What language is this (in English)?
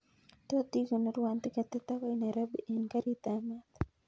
Kalenjin